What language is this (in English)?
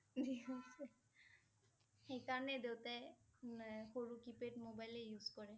Assamese